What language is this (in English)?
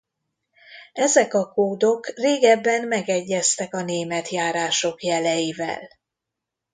Hungarian